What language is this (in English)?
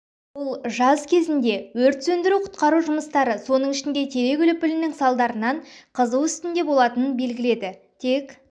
Kazakh